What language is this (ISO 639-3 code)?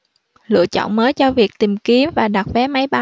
vie